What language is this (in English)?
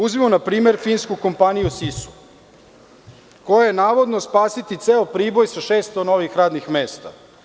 Serbian